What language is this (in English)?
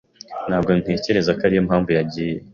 Kinyarwanda